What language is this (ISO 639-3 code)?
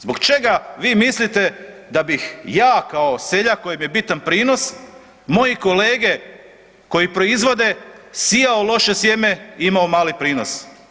hrv